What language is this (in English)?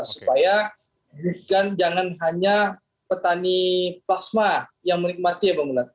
Indonesian